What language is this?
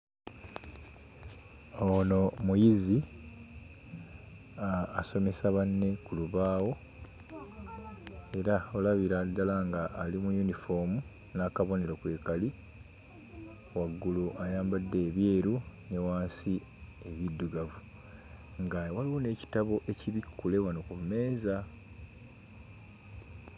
Ganda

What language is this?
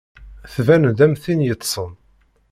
Kabyle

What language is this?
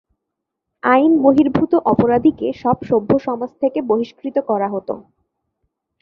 Bangla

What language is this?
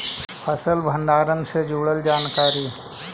Magahi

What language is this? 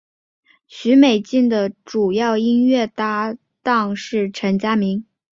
Chinese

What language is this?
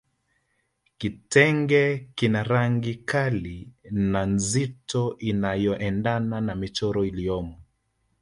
Swahili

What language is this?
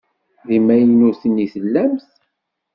Kabyle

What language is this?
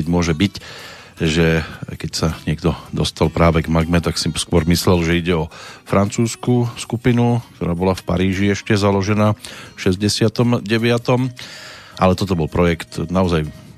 Slovak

